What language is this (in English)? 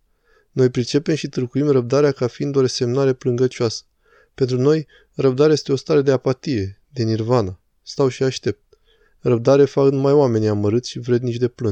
Romanian